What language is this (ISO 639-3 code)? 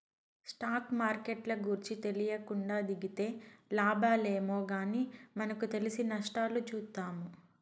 tel